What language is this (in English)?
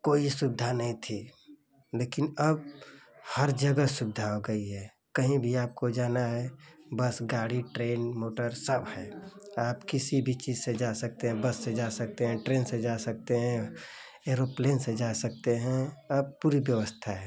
Hindi